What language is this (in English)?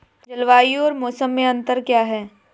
Hindi